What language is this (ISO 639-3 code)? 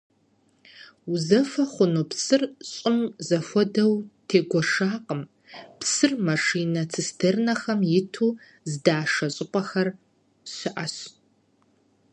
kbd